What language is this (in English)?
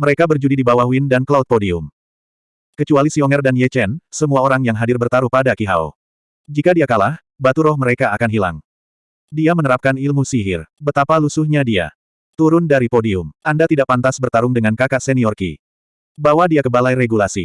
Indonesian